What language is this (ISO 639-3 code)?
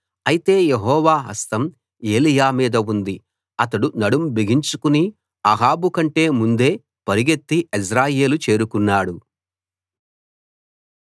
tel